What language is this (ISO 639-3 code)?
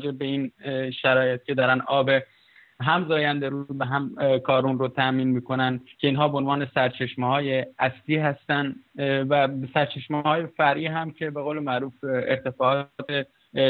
fas